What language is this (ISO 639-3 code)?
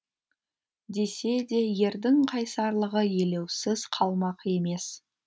kaz